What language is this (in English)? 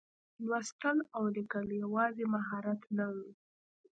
Pashto